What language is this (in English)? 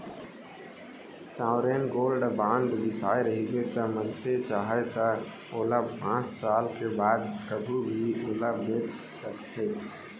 Chhattisgarhi